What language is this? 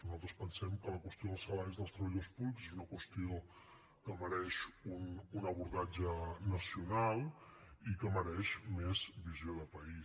Catalan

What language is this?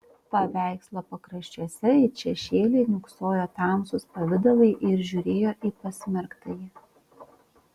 Lithuanian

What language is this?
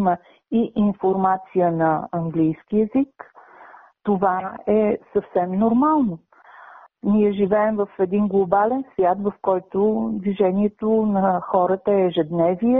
Bulgarian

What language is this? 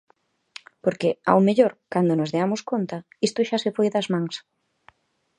Galician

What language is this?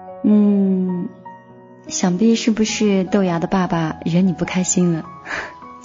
Chinese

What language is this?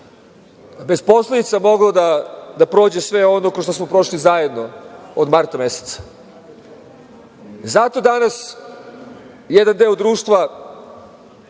Serbian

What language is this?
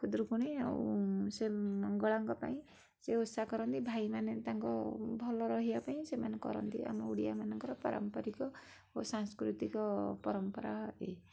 Odia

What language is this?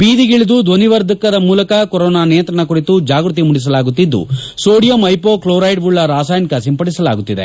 Kannada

